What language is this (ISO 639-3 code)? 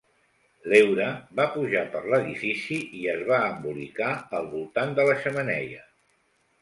cat